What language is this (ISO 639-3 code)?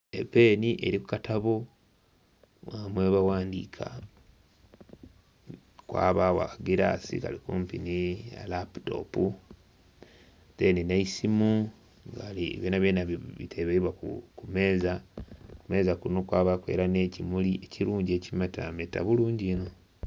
xog